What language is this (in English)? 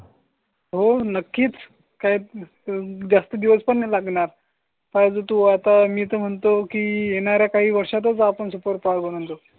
Marathi